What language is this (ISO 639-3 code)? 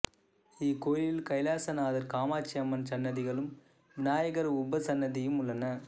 tam